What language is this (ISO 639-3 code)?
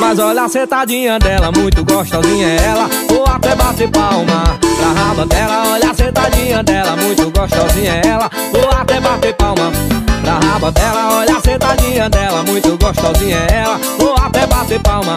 por